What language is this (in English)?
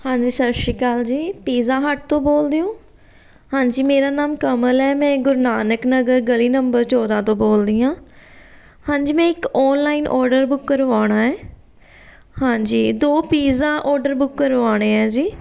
Punjabi